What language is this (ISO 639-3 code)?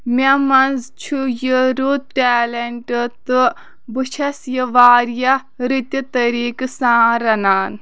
kas